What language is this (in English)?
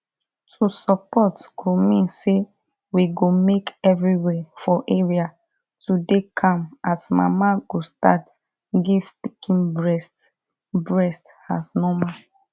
Nigerian Pidgin